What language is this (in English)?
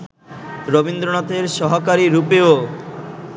Bangla